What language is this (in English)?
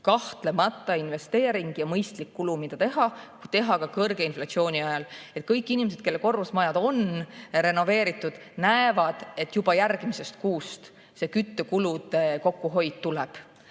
Estonian